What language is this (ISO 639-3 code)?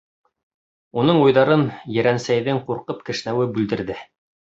bak